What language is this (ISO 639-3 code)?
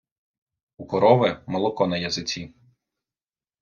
ukr